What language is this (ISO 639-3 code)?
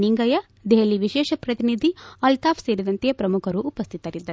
kan